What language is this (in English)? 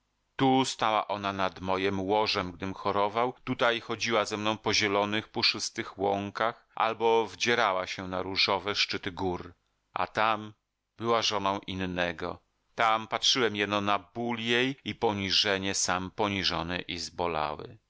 Polish